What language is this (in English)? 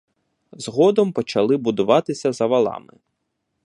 Ukrainian